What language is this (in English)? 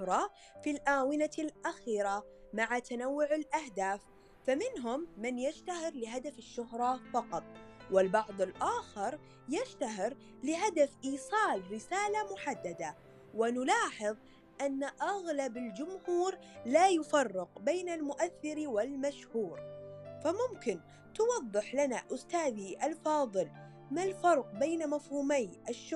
Arabic